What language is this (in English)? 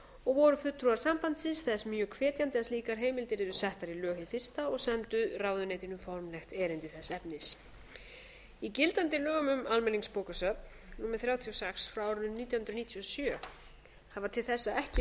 Icelandic